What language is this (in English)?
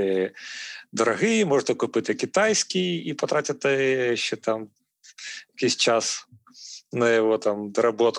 Ukrainian